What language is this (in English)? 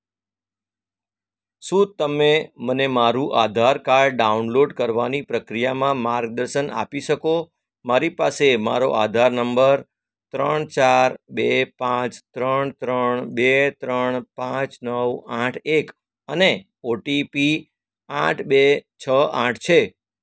Gujarati